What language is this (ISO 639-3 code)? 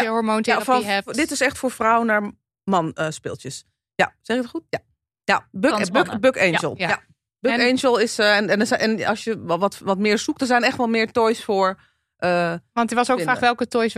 nld